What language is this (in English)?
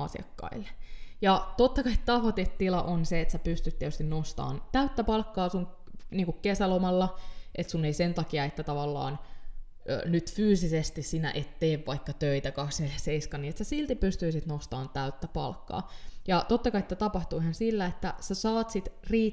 Finnish